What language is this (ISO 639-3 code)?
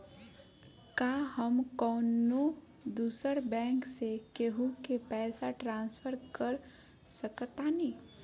bho